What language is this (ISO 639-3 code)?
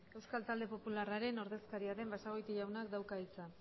eus